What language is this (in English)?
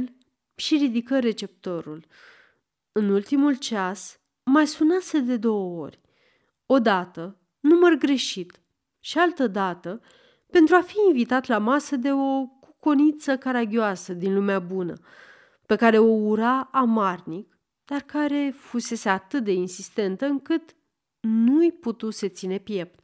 Romanian